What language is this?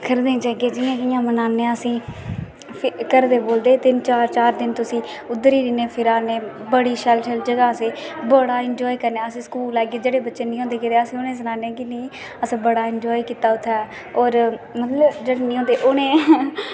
Dogri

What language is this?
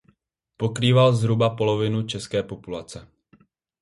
Czech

